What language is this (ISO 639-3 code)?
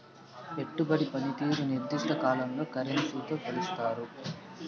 tel